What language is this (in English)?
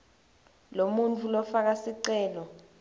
Swati